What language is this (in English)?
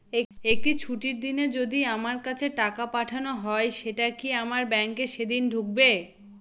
Bangla